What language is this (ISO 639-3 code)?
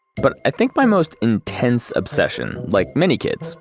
eng